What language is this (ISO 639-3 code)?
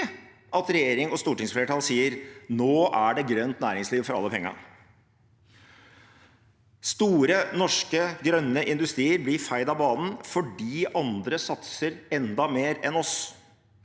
nor